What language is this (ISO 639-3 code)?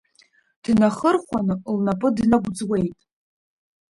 abk